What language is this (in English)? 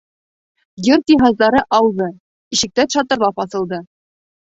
Bashkir